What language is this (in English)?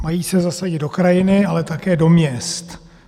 Czech